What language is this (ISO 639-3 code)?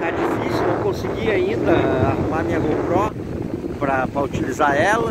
por